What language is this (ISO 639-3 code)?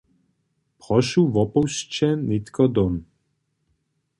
hsb